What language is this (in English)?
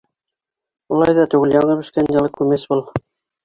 Bashkir